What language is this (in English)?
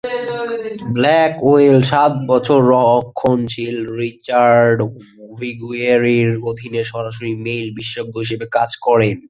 Bangla